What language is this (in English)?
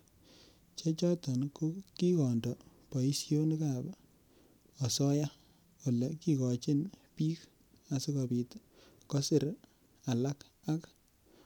Kalenjin